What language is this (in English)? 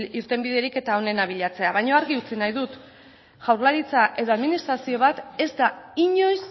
Basque